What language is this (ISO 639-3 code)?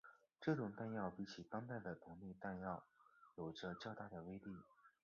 zho